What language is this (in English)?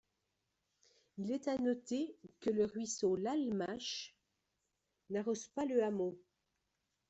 French